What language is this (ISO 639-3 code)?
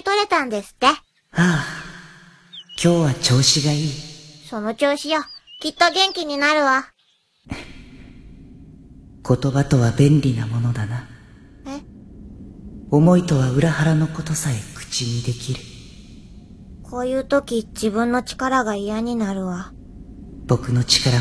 jpn